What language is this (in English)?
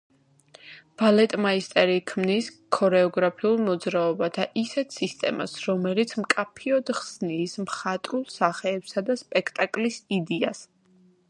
Georgian